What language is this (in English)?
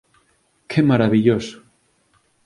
Galician